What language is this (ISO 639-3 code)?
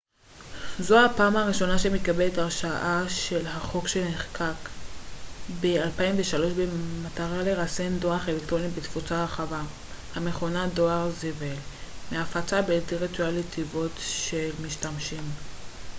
heb